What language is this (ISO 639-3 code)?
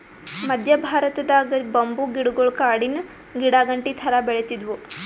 kan